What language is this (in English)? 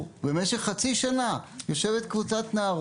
Hebrew